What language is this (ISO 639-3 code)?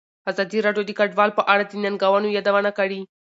pus